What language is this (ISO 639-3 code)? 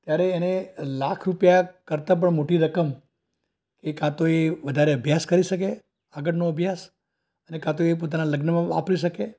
guj